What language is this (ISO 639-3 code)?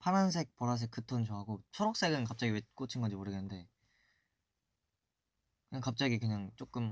kor